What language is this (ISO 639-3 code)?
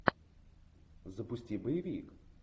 rus